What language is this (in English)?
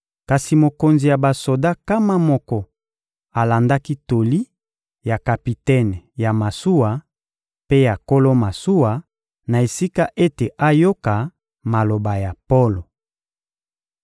Lingala